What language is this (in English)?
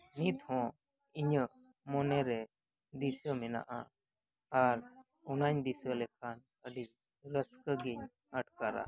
Santali